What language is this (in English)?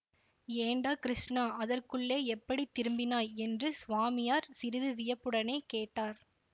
Tamil